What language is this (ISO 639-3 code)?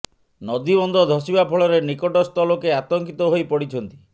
ori